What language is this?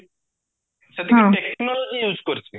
Odia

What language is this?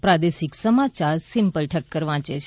Gujarati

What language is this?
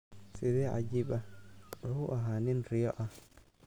Somali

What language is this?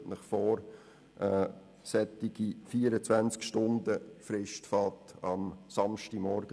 Swiss German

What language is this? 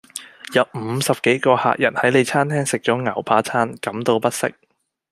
Cantonese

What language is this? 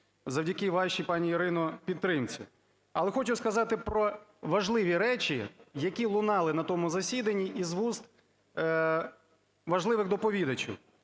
Ukrainian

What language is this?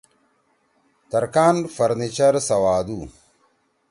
Torwali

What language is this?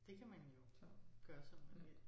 Danish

